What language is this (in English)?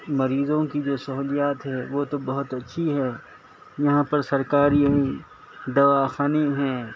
Urdu